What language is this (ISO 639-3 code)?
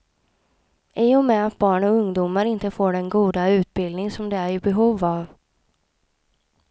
swe